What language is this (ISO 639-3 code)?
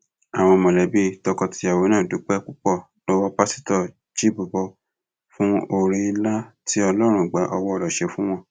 yor